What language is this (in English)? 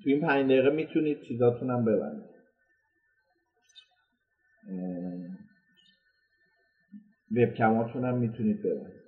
Persian